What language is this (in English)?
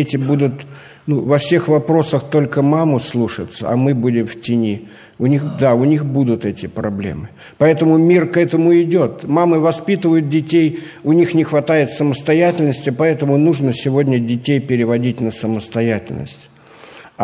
Russian